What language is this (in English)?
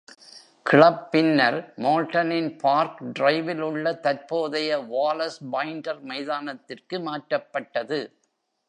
Tamil